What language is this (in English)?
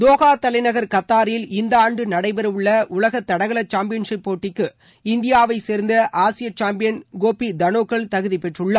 Tamil